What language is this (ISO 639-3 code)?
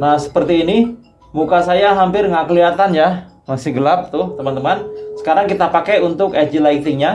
ind